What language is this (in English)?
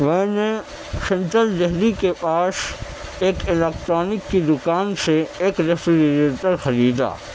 Urdu